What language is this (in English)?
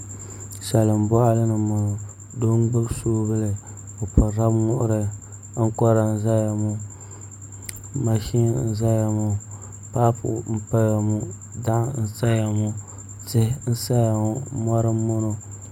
Dagbani